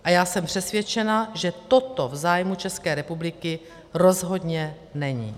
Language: Czech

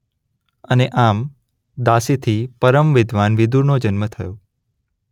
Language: Gujarati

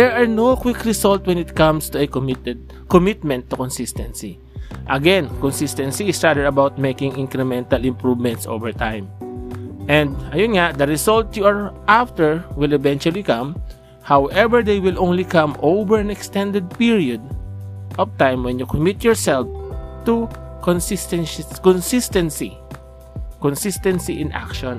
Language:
Filipino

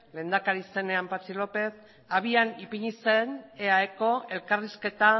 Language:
Basque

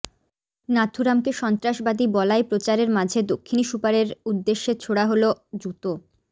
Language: Bangla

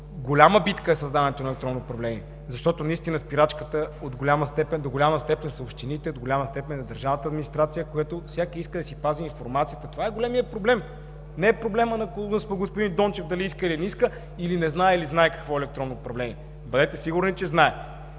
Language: Bulgarian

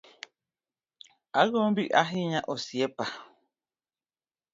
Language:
Luo (Kenya and Tanzania)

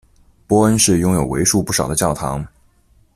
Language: Chinese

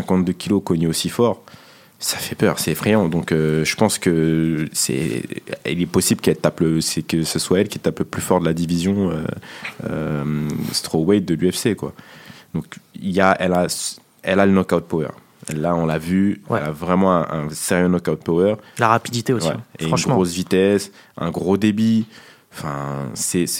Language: French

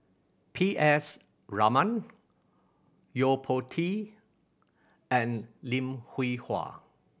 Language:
English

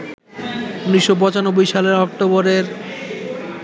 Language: Bangla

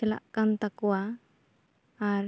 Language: Santali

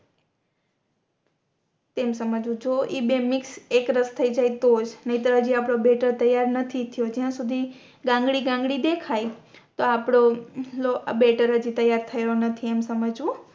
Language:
Gujarati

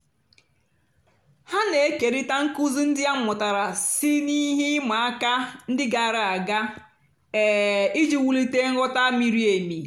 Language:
Igbo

